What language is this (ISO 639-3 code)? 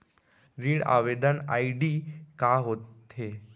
hne